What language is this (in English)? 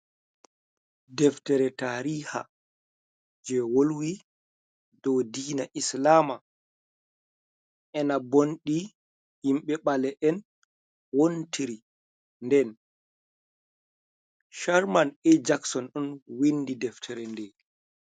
Fula